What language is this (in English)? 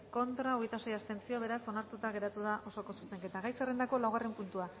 Basque